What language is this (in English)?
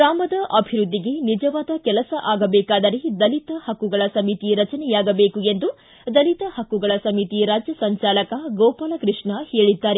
Kannada